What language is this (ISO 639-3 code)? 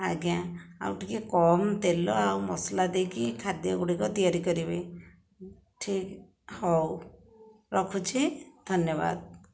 ori